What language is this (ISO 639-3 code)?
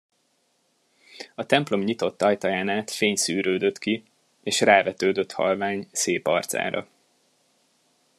hun